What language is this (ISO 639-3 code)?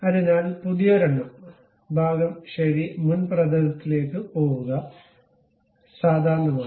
mal